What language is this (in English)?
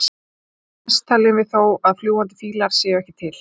Icelandic